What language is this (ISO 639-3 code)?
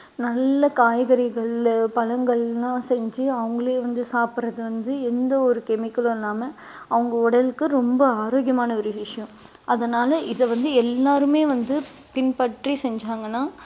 tam